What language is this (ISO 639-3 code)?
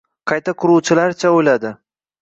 uzb